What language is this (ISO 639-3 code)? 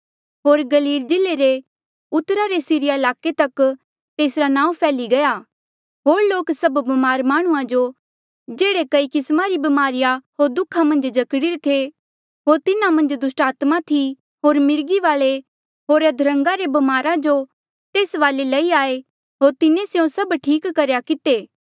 mjl